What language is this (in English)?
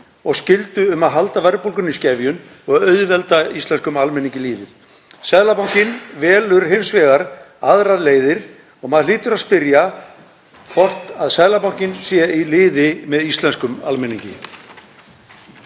Icelandic